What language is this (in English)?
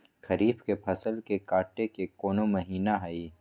Magahi